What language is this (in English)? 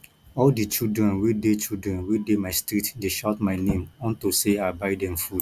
Nigerian Pidgin